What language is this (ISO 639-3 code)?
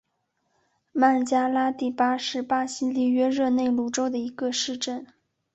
zho